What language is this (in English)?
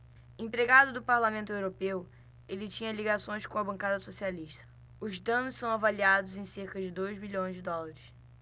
Portuguese